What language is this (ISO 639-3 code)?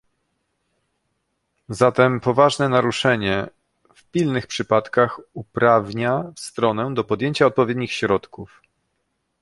pol